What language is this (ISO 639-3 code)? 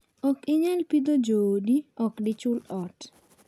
luo